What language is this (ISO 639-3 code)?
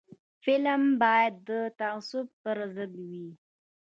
pus